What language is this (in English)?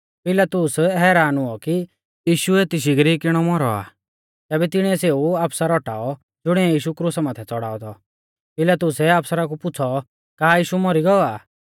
Mahasu Pahari